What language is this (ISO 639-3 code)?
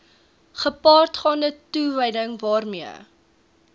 afr